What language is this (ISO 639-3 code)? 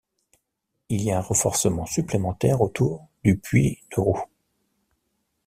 fra